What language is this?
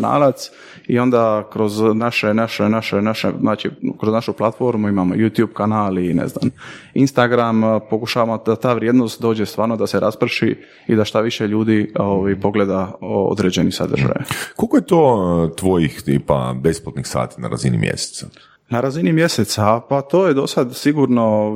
Croatian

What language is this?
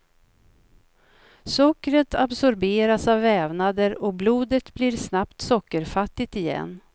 Swedish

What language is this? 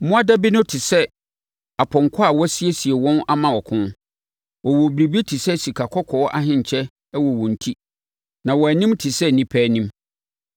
Akan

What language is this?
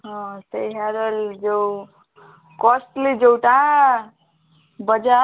Odia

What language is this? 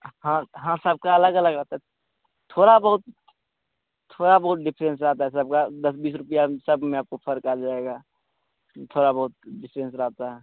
Hindi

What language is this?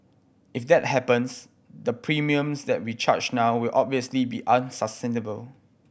English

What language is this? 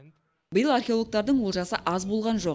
Kazakh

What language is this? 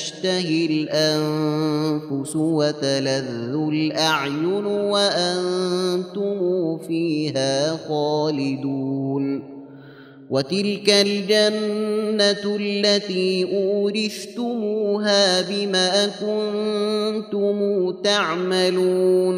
Arabic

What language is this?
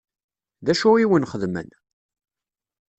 Kabyle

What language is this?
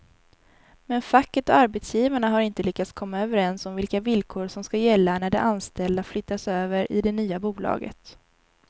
Swedish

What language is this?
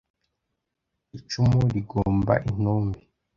Kinyarwanda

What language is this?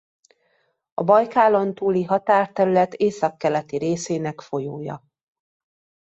Hungarian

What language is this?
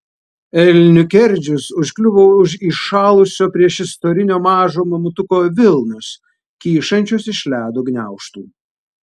Lithuanian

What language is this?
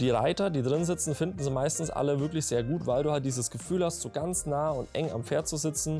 German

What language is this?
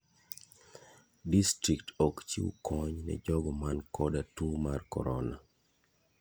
Luo (Kenya and Tanzania)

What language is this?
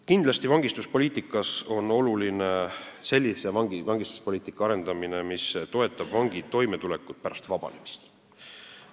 Estonian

